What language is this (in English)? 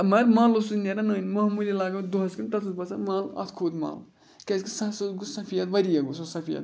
Kashmiri